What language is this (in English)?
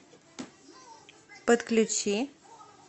Russian